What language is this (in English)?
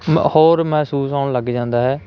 Punjabi